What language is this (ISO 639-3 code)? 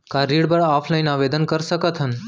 hne